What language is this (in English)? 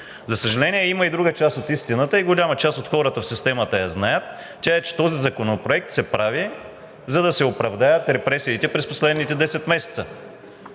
Bulgarian